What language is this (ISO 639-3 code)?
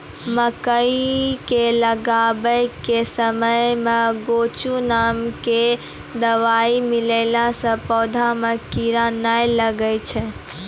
mai